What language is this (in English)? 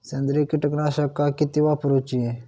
Marathi